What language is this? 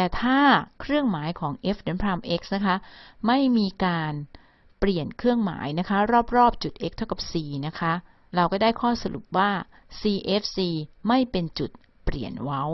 Thai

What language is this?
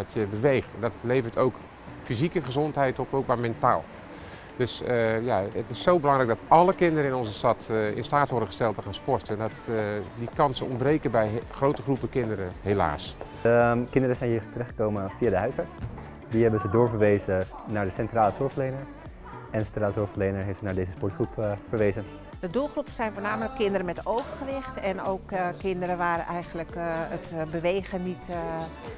Dutch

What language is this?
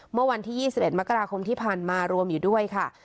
Thai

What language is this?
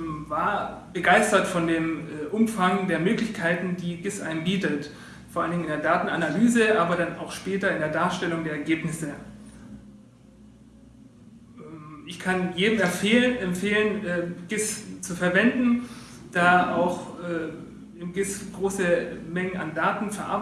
German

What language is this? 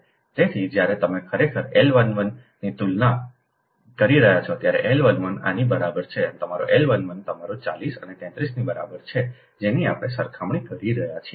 Gujarati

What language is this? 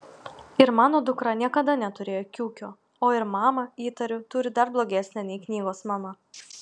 Lithuanian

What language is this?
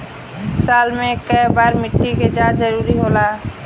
Bhojpuri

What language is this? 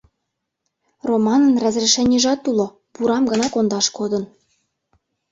Mari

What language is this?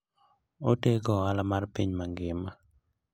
Luo (Kenya and Tanzania)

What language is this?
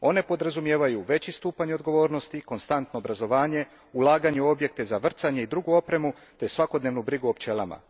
Croatian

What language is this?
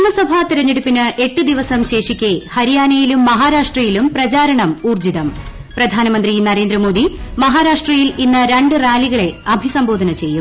Malayalam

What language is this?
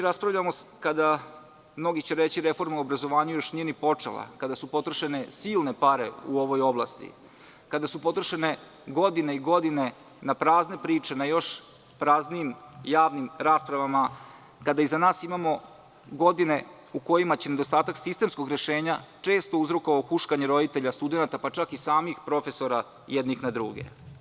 Serbian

